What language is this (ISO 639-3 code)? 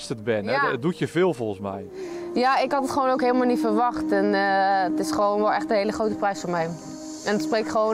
nld